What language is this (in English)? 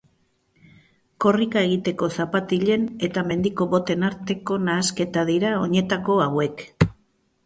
Basque